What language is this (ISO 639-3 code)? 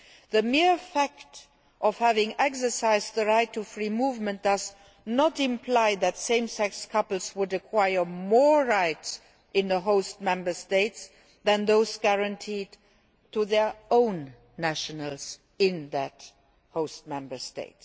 eng